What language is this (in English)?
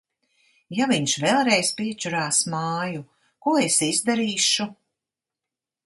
Latvian